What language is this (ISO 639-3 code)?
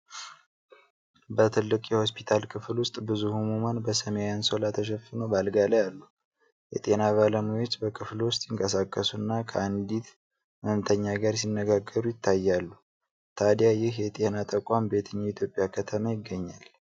amh